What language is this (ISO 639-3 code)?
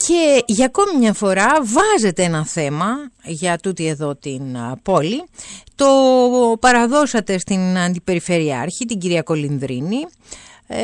ell